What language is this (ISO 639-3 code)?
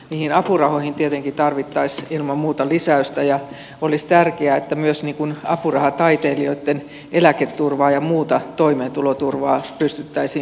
fin